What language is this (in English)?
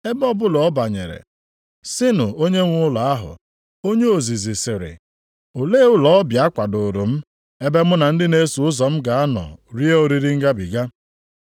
Igbo